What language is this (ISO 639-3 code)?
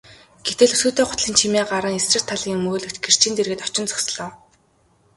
mon